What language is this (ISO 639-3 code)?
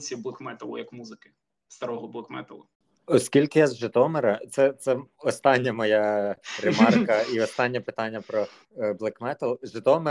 ukr